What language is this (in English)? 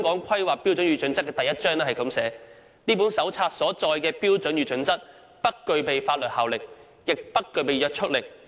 Cantonese